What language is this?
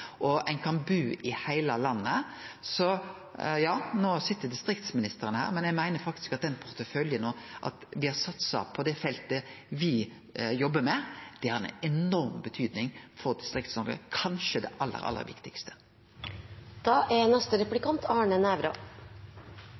Norwegian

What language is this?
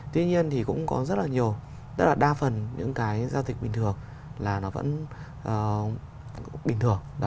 Vietnamese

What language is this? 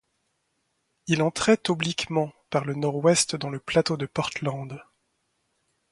French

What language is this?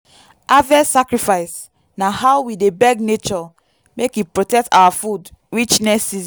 Nigerian Pidgin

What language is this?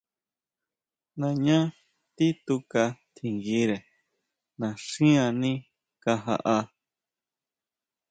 Huautla Mazatec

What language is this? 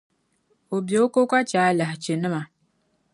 Dagbani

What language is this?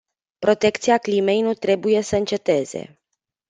Romanian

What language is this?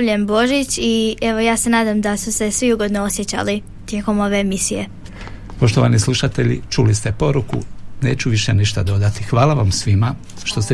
Croatian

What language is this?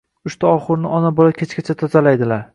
Uzbek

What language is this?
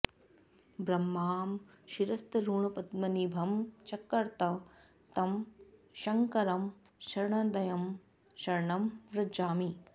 Sanskrit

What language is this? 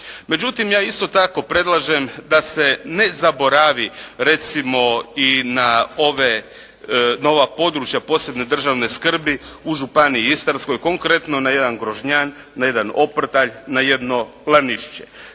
Croatian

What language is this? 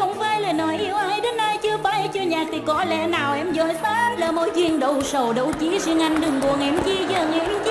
Vietnamese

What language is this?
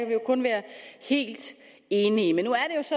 Danish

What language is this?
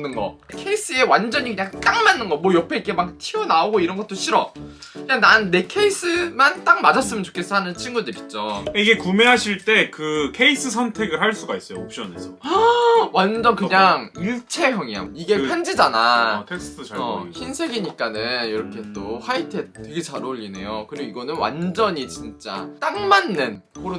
Korean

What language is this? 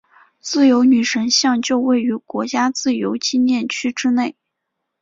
Chinese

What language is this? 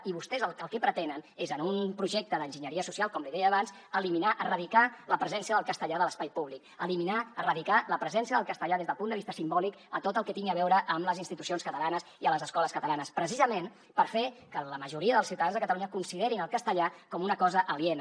Catalan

